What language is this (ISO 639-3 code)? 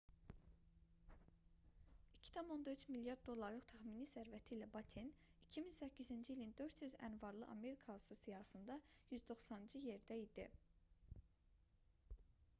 aze